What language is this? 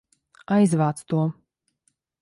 Latvian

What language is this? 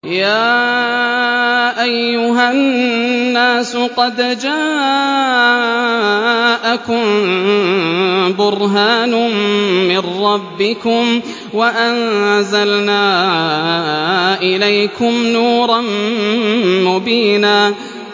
Arabic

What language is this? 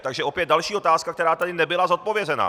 Czech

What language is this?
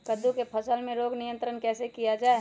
Magahi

